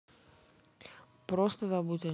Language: Russian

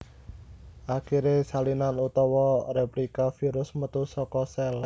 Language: Javanese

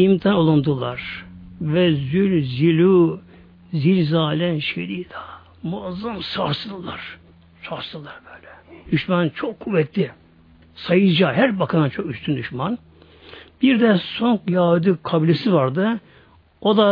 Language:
Turkish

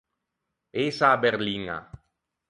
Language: Ligurian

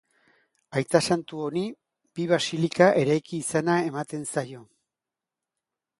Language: Basque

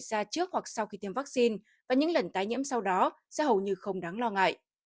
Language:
Vietnamese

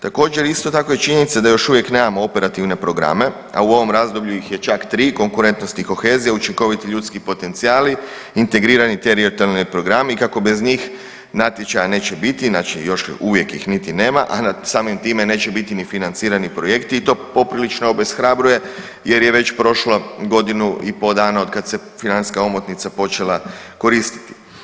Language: Croatian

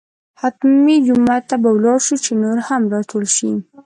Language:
Pashto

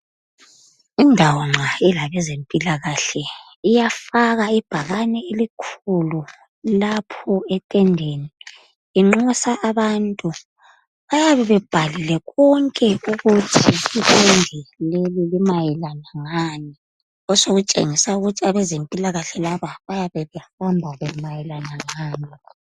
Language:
North Ndebele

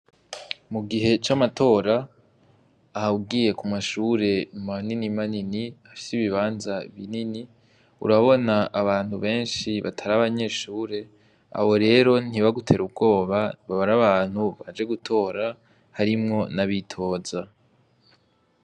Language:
Rundi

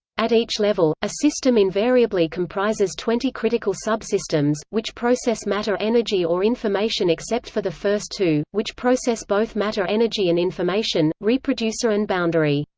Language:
English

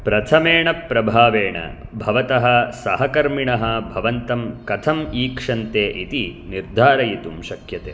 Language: Sanskrit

